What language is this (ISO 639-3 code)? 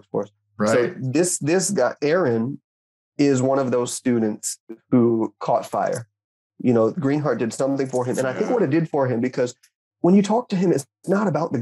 eng